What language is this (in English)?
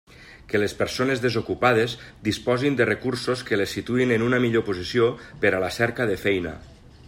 Catalan